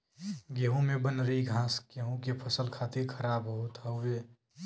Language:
Bhojpuri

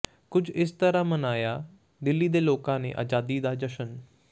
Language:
Punjabi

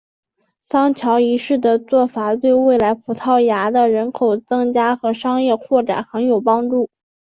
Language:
Chinese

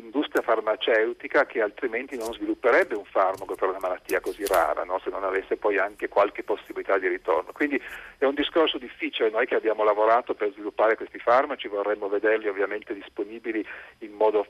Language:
Italian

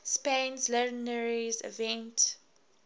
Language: English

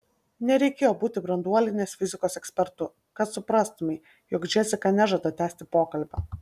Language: Lithuanian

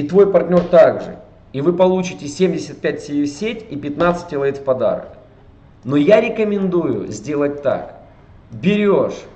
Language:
Russian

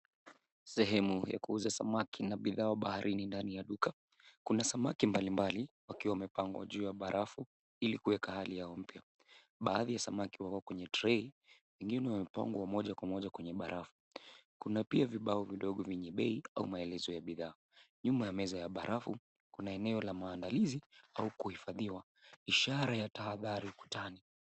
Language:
Swahili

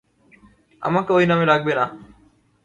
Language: Bangla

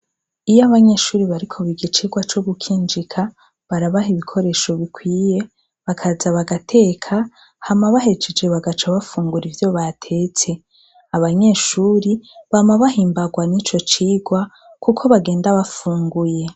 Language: Rundi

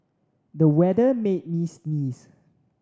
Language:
English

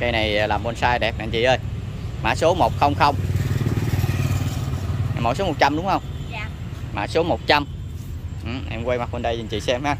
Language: Vietnamese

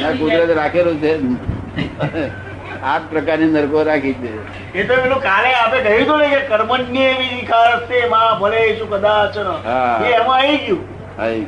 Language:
Gujarati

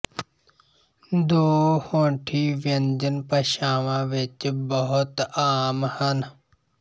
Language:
Punjabi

